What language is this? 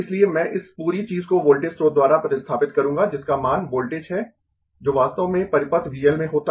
Hindi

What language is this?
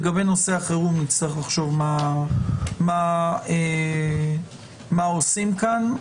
Hebrew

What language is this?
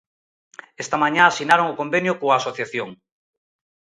Galician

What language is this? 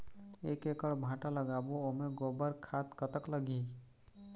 Chhattisgarhi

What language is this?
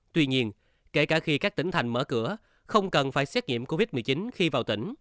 Vietnamese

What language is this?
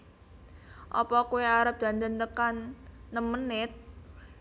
Javanese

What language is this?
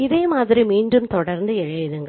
Tamil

